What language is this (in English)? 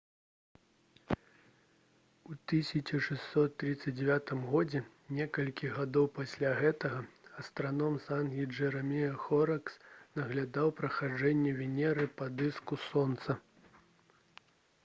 Belarusian